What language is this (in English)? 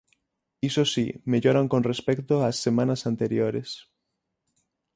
Galician